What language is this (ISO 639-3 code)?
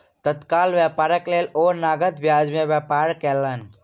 mai